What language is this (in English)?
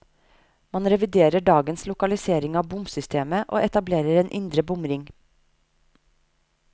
Norwegian